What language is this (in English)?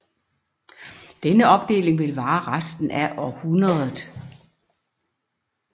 Danish